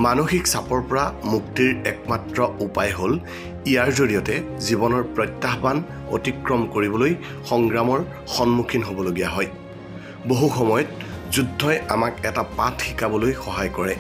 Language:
Bangla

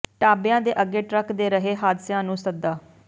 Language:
Punjabi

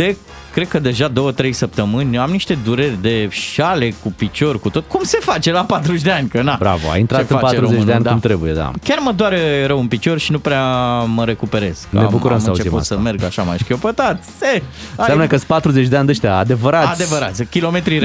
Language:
Romanian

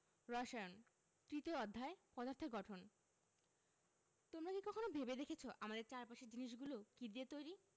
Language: Bangla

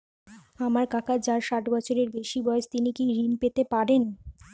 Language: Bangla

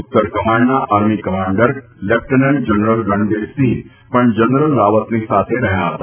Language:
Gujarati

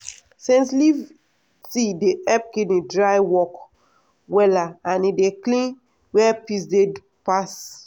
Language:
Nigerian Pidgin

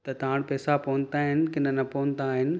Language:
Sindhi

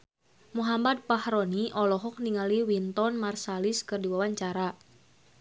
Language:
Sundanese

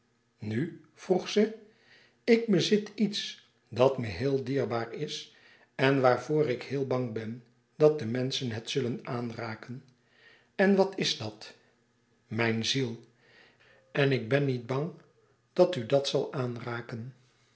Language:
Dutch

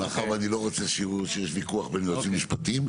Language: Hebrew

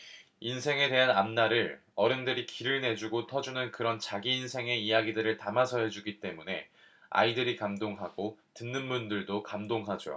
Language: Korean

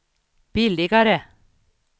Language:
Swedish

